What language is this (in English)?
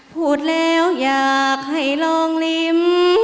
Thai